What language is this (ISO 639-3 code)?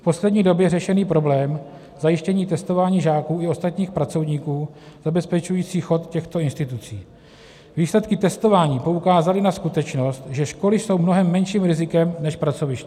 ces